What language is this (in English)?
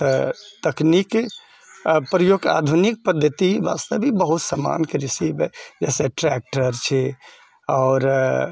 Maithili